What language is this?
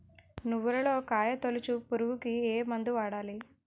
Telugu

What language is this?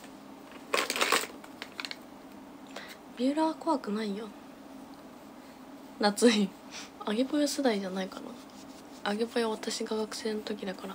Japanese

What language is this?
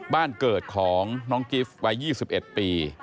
Thai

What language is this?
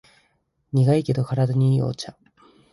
Japanese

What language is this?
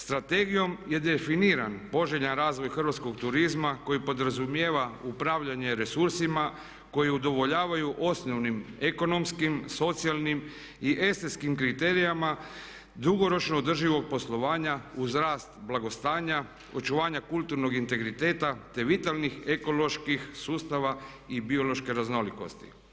Croatian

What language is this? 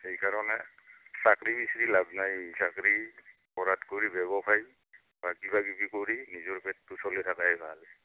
Assamese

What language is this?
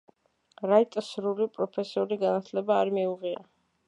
Georgian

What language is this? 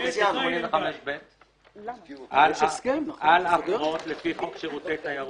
Hebrew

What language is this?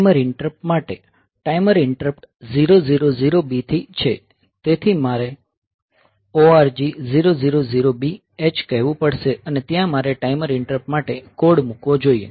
Gujarati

